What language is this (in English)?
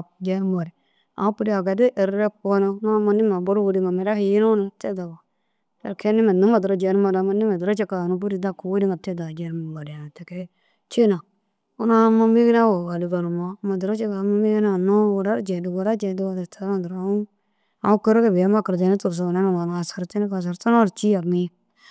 Dazaga